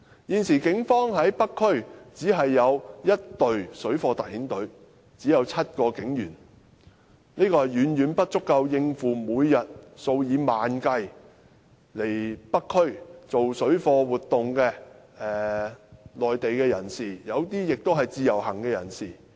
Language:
Cantonese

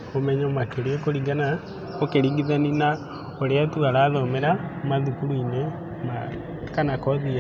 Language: Kikuyu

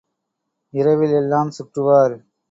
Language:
Tamil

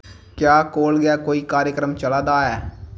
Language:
Dogri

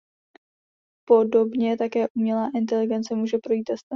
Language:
Czech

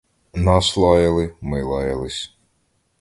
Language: Ukrainian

